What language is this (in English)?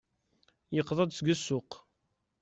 Kabyle